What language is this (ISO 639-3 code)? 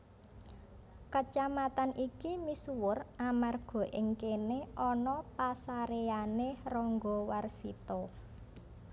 jav